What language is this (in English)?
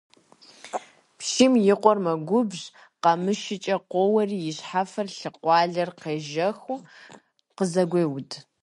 Kabardian